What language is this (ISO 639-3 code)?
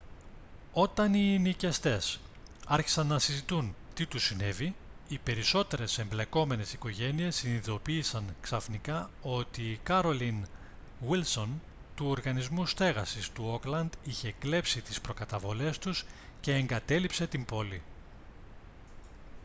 ell